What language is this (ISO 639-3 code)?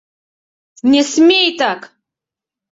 chm